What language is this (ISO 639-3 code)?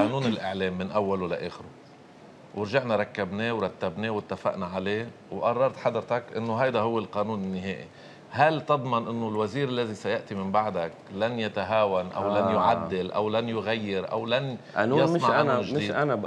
ara